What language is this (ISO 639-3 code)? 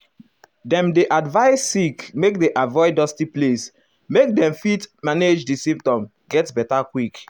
pcm